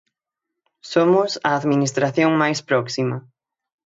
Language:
Galician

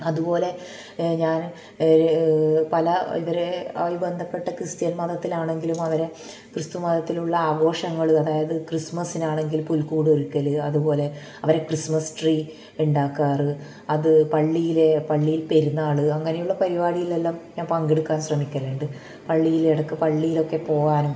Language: Malayalam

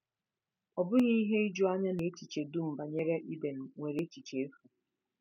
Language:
Igbo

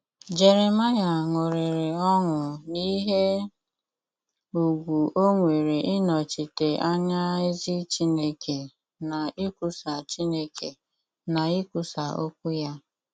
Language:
Igbo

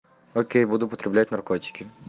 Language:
Russian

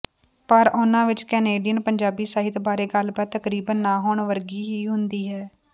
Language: Punjabi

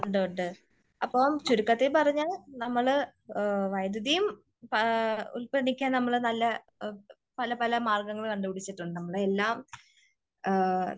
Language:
Malayalam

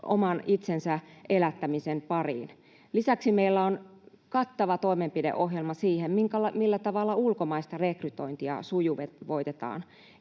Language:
Finnish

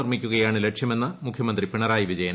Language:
Malayalam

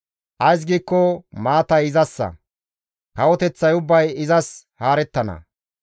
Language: Gamo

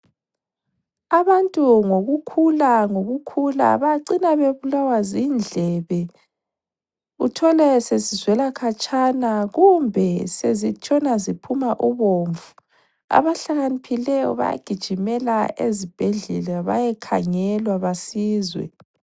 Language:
North Ndebele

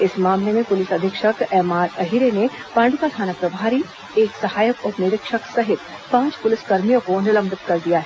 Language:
Hindi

